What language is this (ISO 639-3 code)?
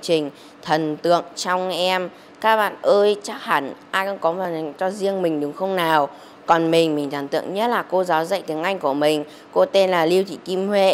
vie